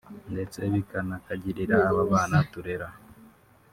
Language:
Kinyarwanda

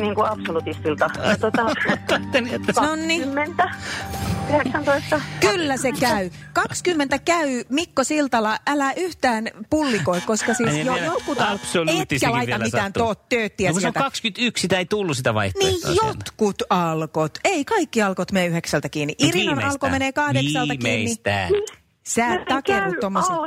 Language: Finnish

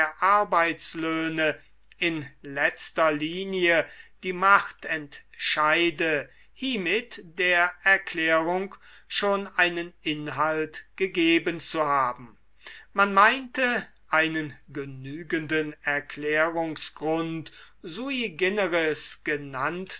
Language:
German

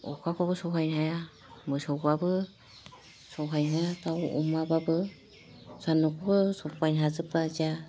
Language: Bodo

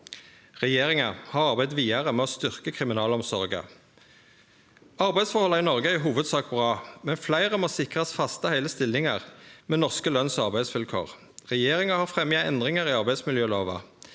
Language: Norwegian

